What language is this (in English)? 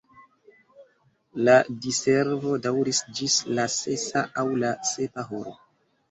Esperanto